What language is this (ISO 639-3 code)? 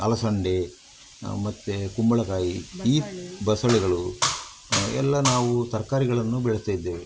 kan